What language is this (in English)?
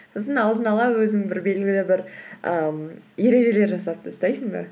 Kazakh